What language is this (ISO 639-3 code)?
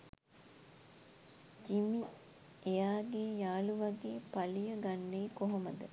sin